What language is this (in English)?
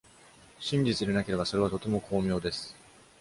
Japanese